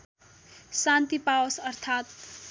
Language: Nepali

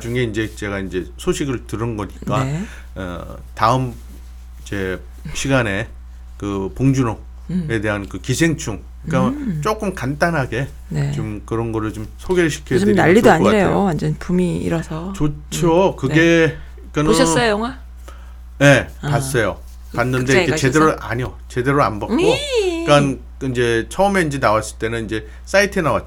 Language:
Korean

